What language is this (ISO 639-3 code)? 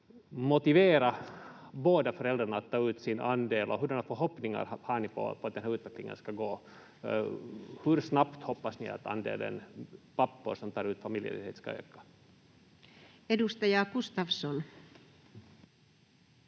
fin